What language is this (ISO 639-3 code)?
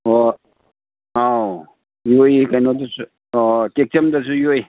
mni